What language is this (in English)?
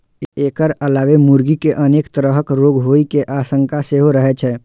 Maithili